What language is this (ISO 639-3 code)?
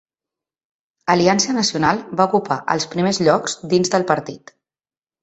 cat